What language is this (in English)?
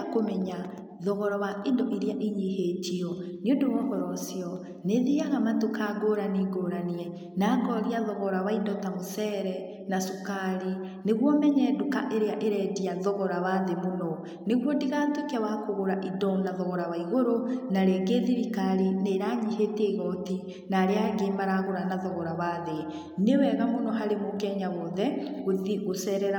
Kikuyu